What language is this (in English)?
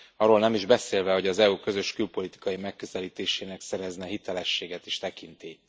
Hungarian